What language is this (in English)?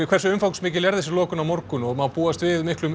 Icelandic